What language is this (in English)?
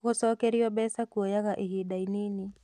Kikuyu